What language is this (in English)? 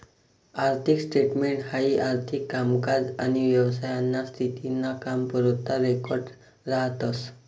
Marathi